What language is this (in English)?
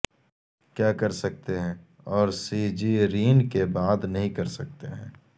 Urdu